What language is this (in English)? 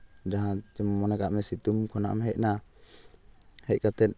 Santali